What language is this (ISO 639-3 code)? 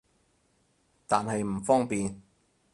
yue